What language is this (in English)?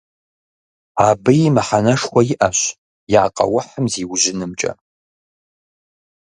Kabardian